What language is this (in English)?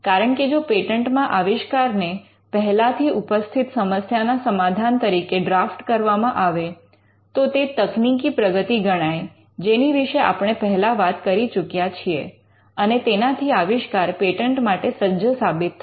Gujarati